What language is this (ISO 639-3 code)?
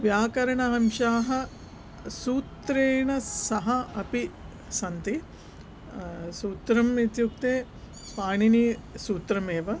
san